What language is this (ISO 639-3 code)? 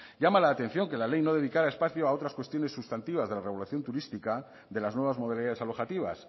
spa